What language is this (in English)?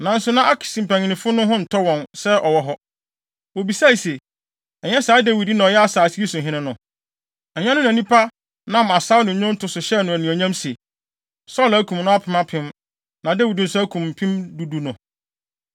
Akan